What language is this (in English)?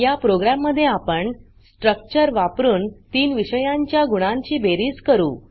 Marathi